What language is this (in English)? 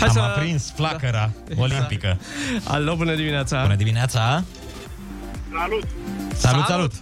Romanian